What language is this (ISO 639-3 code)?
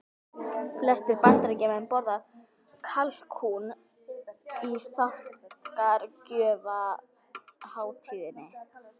isl